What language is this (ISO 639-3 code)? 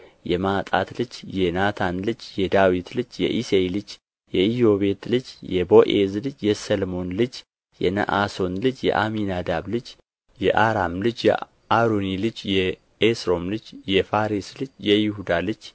amh